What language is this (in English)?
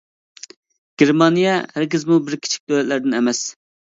Uyghur